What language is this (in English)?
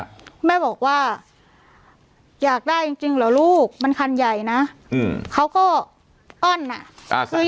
Thai